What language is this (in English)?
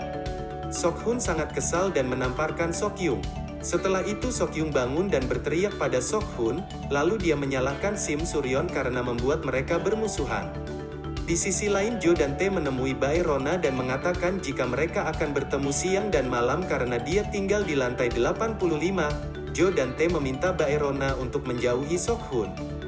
Indonesian